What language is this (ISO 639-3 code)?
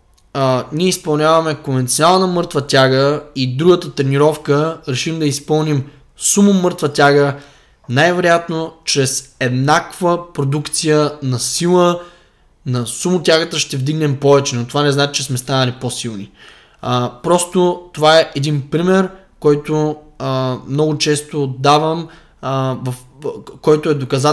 bul